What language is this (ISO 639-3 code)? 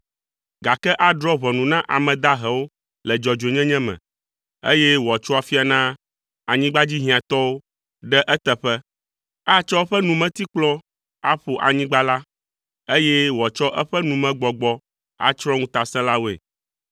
ewe